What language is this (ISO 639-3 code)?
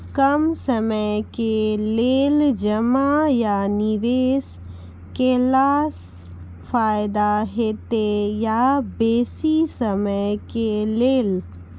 mai